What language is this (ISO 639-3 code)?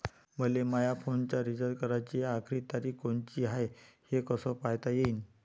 mar